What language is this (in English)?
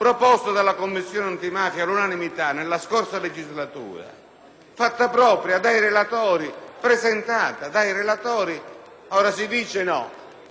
Italian